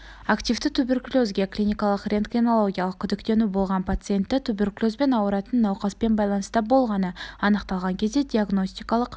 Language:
Kazakh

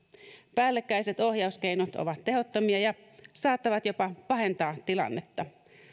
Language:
Finnish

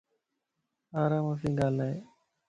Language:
Lasi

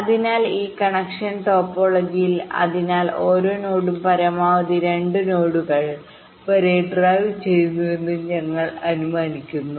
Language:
Malayalam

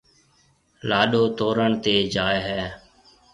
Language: Marwari (Pakistan)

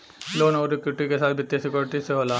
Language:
Bhojpuri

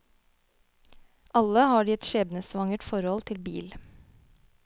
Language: Norwegian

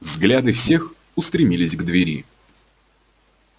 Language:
Russian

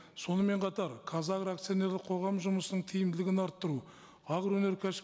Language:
Kazakh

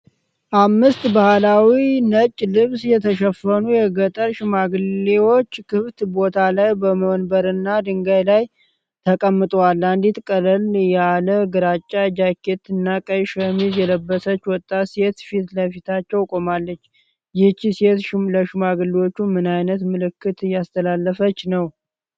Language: Amharic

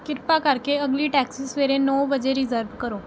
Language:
Punjabi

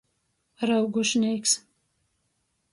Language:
Latgalian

